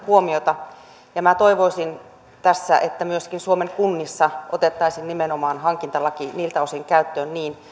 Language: Finnish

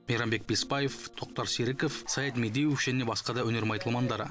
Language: Kazakh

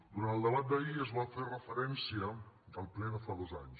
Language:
Catalan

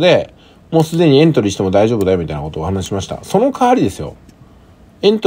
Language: Japanese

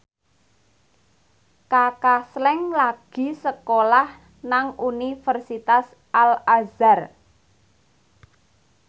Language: Javanese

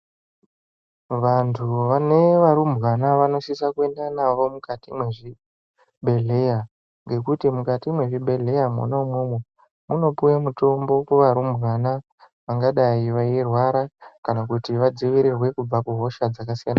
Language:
Ndau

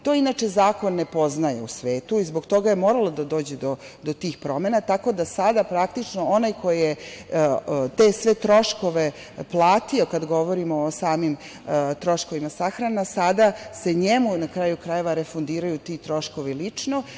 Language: Serbian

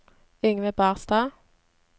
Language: Norwegian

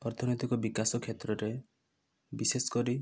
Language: Odia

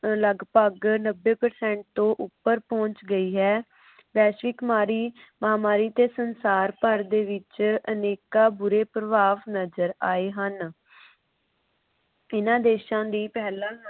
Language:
Punjabi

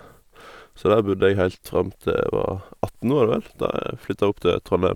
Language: Norwegian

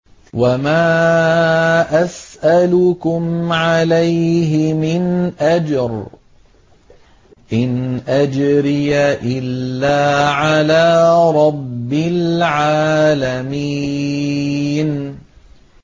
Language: Arabic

